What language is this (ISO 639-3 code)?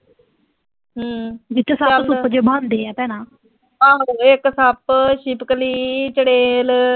pan